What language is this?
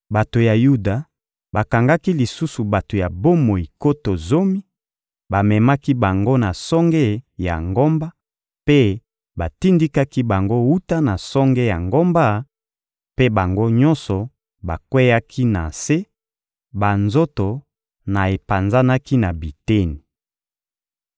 Lingala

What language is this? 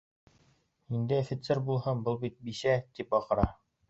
Bashkir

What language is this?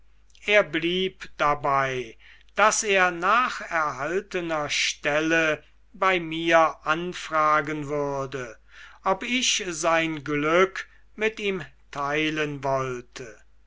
German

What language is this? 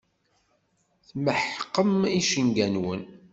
Kabyle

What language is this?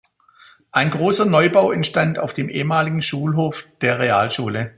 German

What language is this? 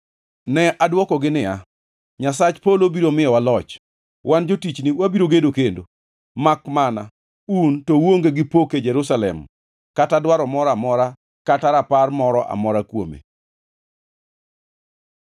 Luo (Kenya and Tanzania)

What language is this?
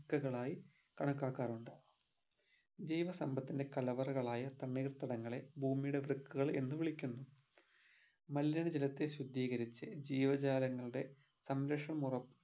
Malayalam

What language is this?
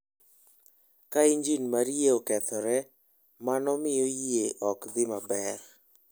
Luo (Kenya and Tanzania)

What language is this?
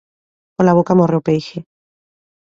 Galician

